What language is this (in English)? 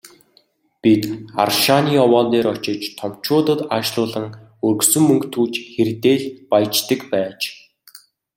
Mongolian